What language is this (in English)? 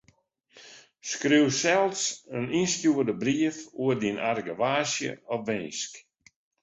Western Frisian